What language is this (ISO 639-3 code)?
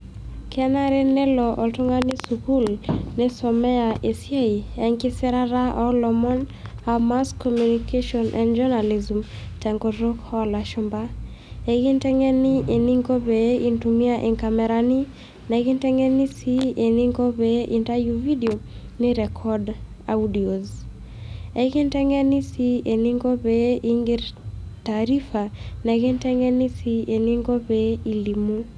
mas